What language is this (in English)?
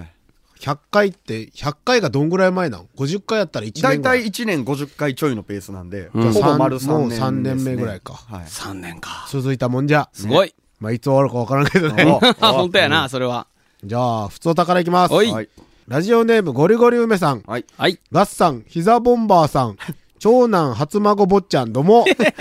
Japanese